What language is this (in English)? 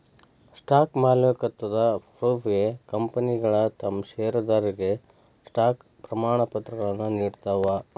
Kannada